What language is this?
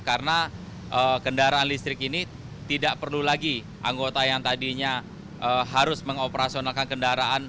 Indonesian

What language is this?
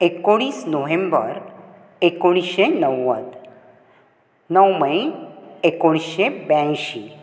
Konkani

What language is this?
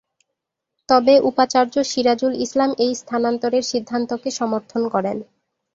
Bangla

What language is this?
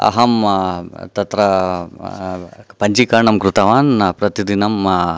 Sanskrit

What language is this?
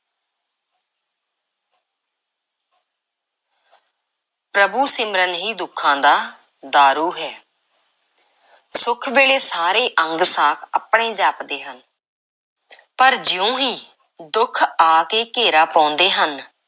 Punjabi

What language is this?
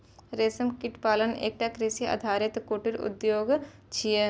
Maithili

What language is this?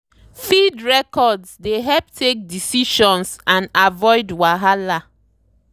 Nigerian Pidgin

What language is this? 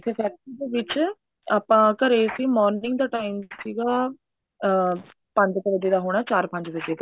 Punjabi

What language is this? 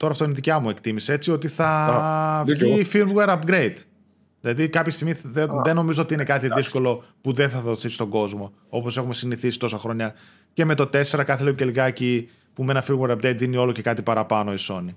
Greek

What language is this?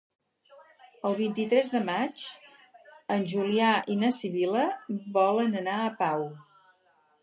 Catalan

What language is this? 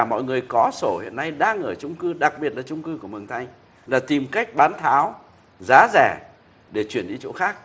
Vietnamese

